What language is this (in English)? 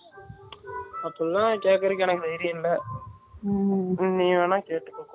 Tamil